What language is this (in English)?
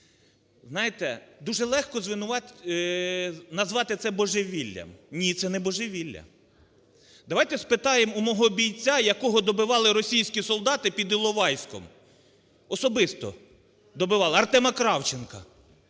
Ukrainian